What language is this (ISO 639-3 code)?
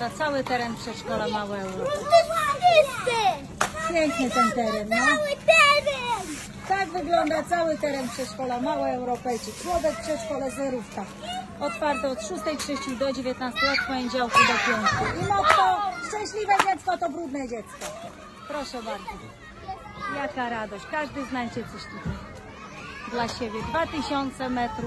pol